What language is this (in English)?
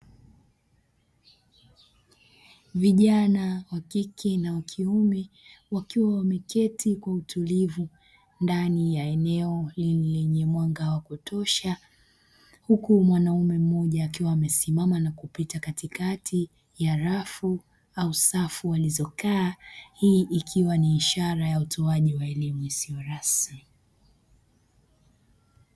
Swahili